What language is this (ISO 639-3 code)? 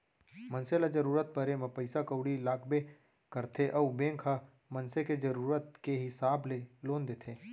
hne